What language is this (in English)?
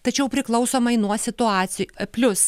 Lithuanian